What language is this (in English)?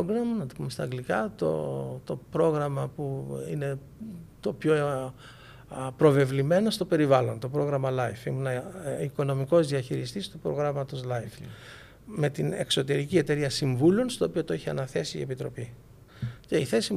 Greek